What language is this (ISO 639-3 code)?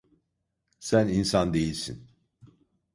tur